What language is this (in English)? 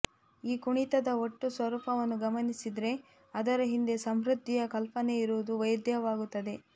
Kannada